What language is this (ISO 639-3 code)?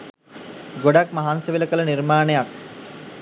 sin